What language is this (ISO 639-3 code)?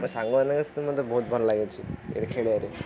ori